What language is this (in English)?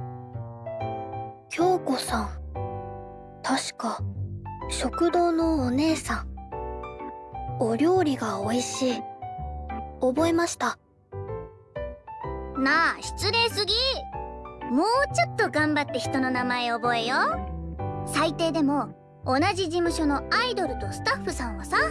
Japanese